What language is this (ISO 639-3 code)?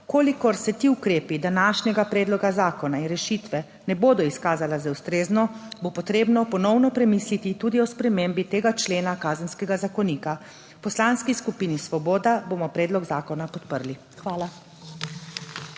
slv